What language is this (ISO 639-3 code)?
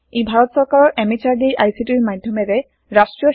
asm